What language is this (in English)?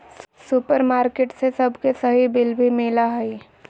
Magahi